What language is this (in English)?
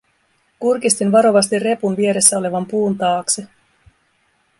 Finnish